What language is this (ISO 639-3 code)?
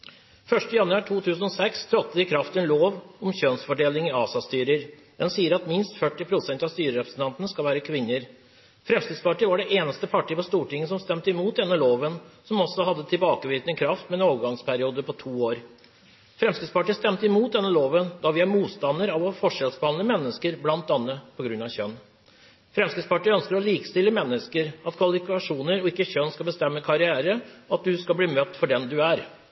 nob